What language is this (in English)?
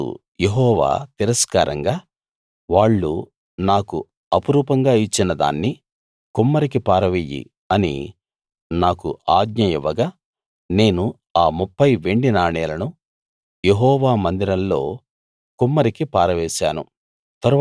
Telugu